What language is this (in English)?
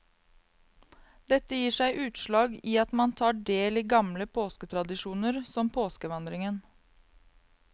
Norwegian